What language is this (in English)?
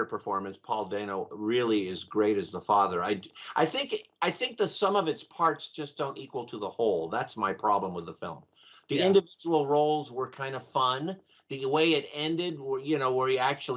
English